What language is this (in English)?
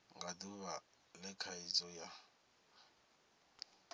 Venda